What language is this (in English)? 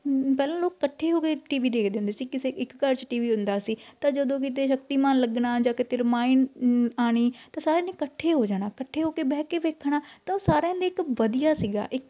Punjabi